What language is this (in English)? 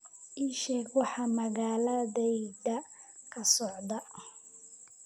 Somali